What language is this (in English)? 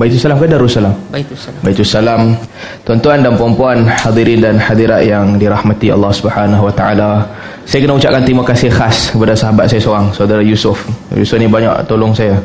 Malay